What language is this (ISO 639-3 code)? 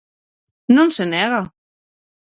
glg